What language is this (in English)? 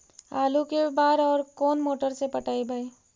Magahi